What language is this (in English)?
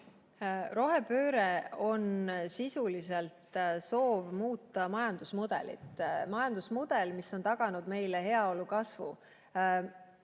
Estonian